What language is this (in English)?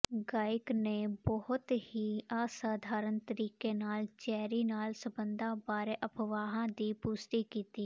Punjabi